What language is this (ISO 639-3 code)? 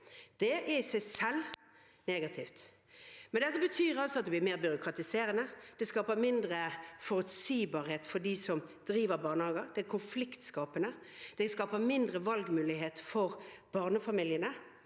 nor